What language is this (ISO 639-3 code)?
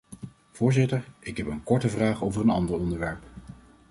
nld